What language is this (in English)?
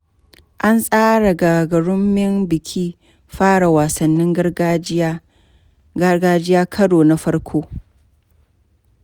Hausa